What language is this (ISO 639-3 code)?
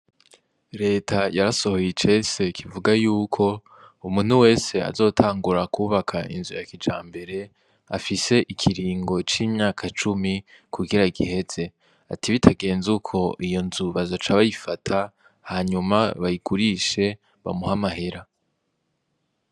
run